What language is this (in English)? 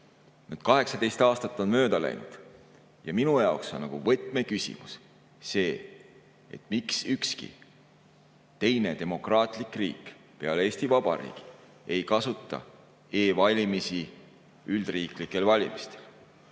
Estonian